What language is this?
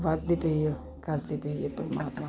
Punjabi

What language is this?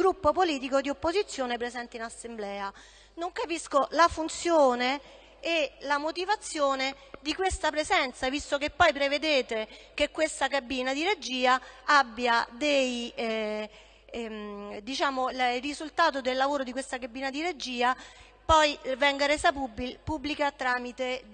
Italian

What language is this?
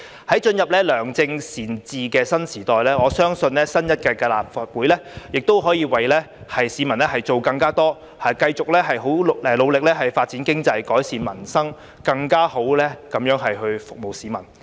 Cantonese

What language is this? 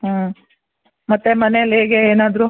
Kannada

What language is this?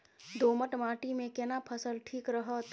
Maithili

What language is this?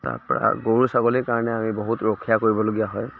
Assamese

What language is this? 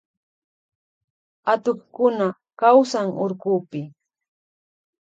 Loja Highland Quichua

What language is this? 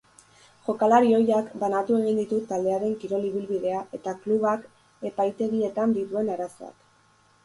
Basque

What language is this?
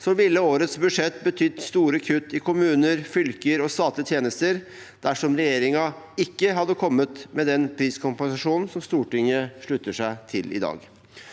Norwegian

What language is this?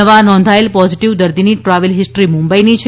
Gujarati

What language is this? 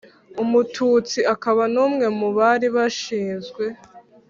Kinyarwanda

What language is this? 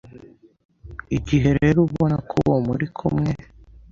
Kinyarwanda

